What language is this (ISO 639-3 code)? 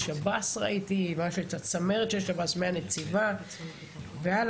heb